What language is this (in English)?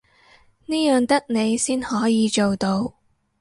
Cantonese